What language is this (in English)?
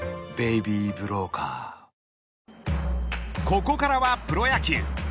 Japanese